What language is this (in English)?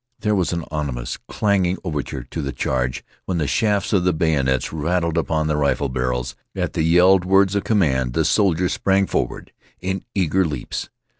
English